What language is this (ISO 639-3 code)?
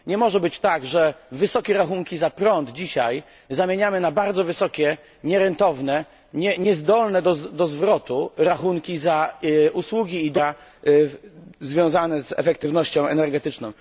pol